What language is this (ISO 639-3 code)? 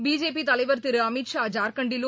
tam